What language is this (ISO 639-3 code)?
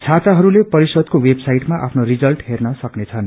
nep